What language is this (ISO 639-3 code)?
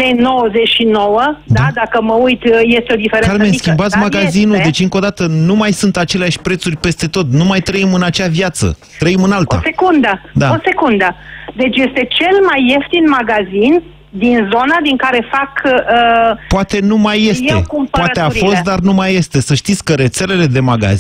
ron